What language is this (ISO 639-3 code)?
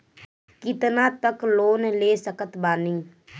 bho